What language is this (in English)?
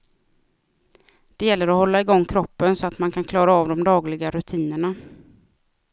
Swedish